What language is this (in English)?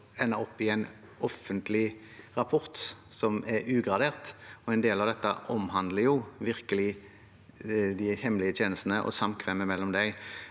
Norwegian